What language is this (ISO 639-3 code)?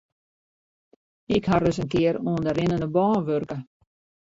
fry